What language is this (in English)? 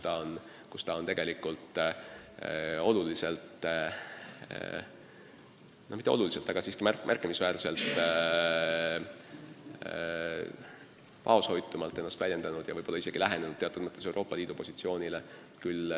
Estonian